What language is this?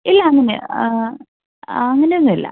Malayalam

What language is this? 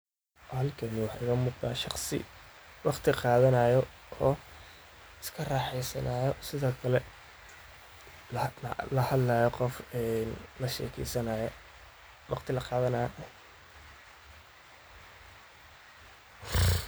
Somali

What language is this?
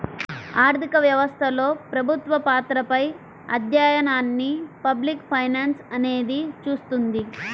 Telugu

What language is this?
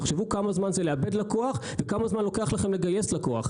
Hebrew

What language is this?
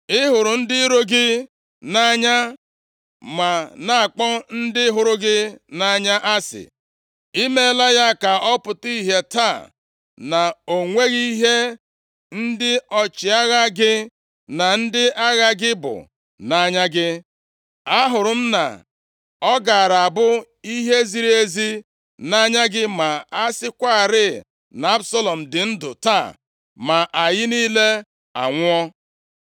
Igbo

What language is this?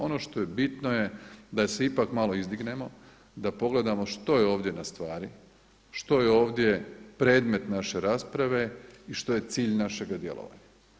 Croatian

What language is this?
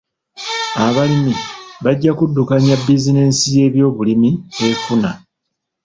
Ganda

